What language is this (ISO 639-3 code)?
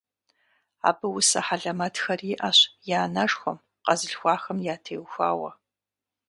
kbd